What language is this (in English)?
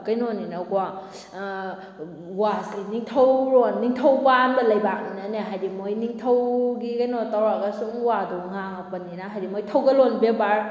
Manipuri